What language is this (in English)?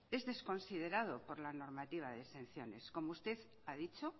Spanish